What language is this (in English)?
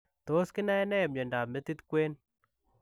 Kalenjin